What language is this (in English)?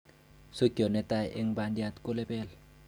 Kalenjin